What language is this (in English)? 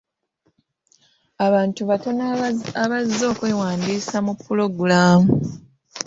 Ganda